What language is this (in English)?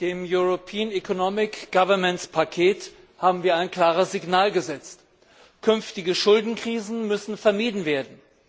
German